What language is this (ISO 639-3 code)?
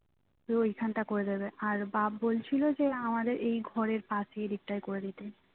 ben